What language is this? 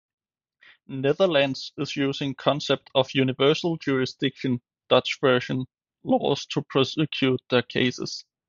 English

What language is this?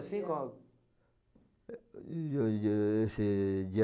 Portuguese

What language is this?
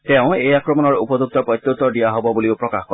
Assamese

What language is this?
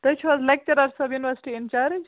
Kashmiri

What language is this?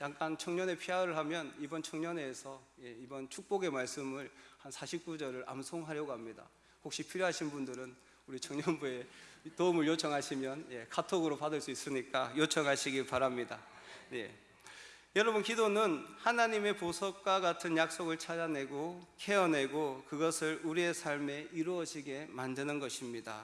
Korean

